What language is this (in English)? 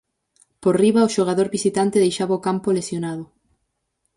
Galician